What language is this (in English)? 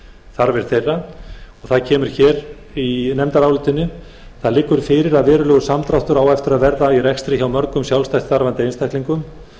Icelandic